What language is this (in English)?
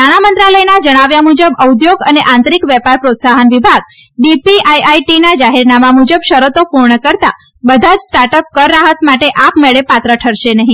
Gujarati